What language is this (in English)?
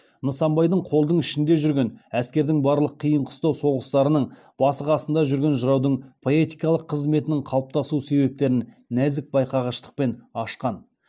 Kazakh